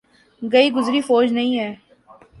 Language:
Urdu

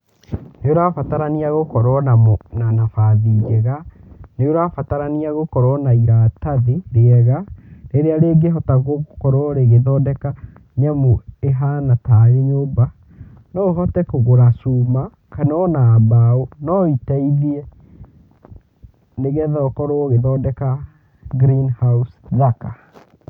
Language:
Kikuyu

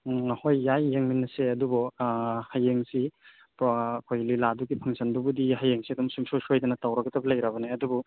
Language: Manipuri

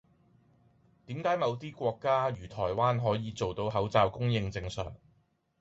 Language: Cantonese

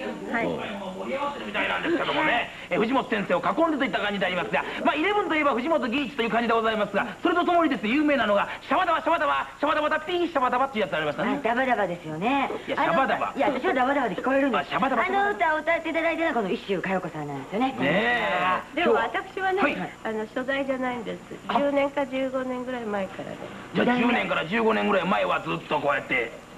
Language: Japanese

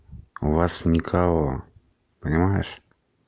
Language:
Russian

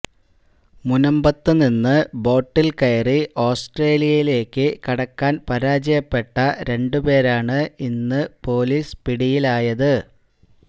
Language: Malayalam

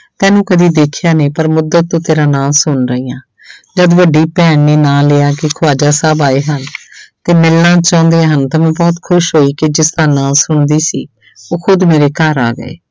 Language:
Punjabi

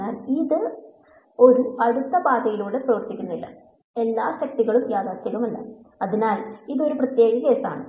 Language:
Malayalam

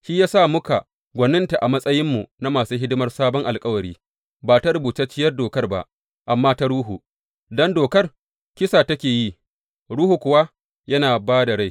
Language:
Hausa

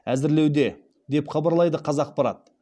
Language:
Kazakh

